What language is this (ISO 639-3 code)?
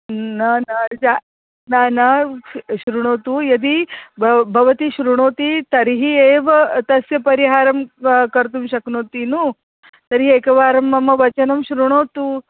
san